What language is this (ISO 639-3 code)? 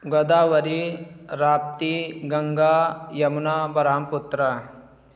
urd